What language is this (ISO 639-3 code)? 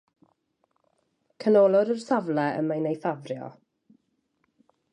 cym